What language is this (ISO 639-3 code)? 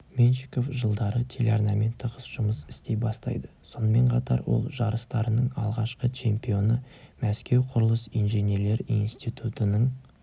kaz